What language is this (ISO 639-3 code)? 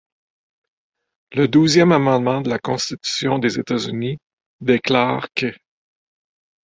fra